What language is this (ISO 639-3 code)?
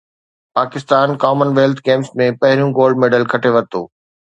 snd